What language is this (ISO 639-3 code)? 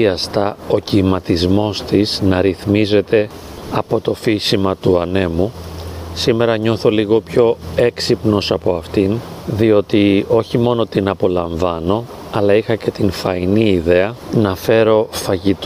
ell